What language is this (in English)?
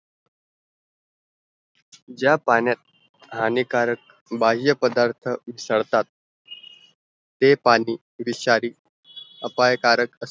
Marathi